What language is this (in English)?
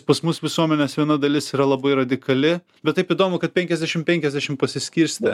Lithuanian